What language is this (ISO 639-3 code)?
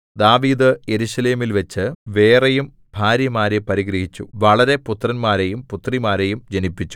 mal